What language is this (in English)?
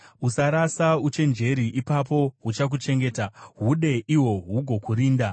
Shona